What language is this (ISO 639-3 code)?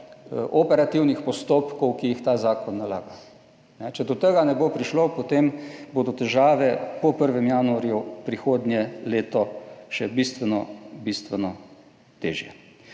slv